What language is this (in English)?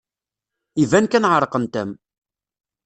Kabyle